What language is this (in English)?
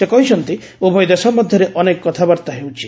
Odia